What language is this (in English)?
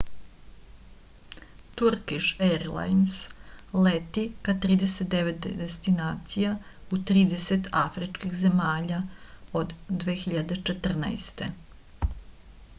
Serbian